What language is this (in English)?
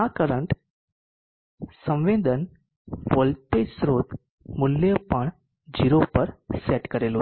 Gujarati